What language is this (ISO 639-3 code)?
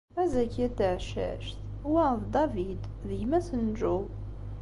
kab